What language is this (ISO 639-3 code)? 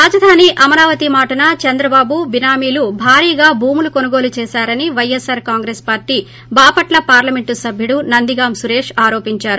tel